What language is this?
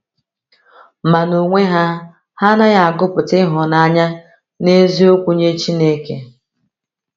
Igbo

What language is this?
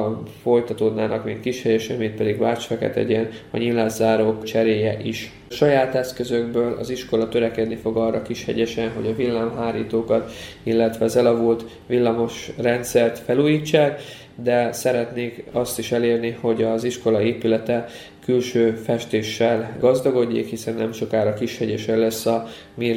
Hungarian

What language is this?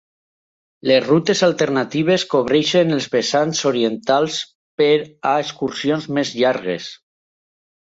Catalan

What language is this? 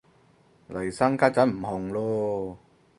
Cantonese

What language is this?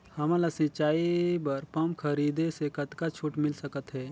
Chhattisgarhi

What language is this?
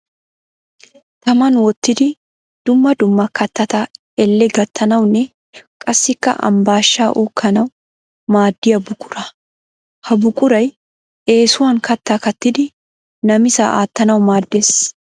Wolaytta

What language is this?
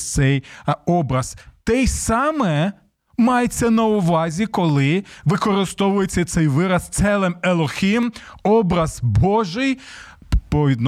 Ukrainian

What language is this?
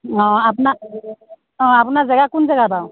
Assamese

